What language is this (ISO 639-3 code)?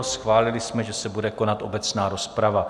ces